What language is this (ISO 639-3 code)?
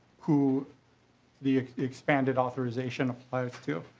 eng